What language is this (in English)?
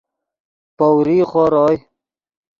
Yidgha